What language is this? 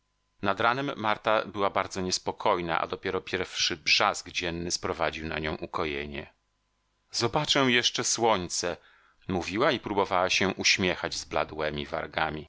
Polish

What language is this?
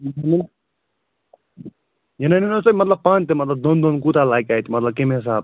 Kashmiri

